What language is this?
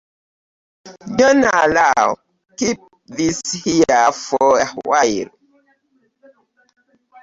Ganda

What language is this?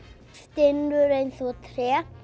Icelandic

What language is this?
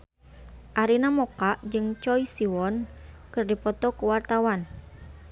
Sundanese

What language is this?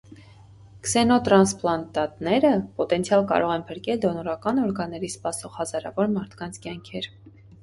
Armenian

